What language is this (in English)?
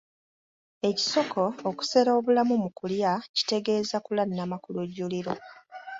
Ganda